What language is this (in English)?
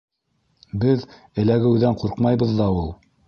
Bashkir